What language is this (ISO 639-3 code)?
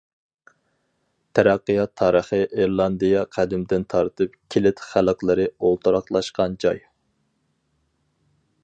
uig